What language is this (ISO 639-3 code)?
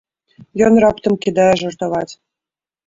bel